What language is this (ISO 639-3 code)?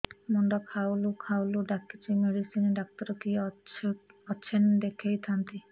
ori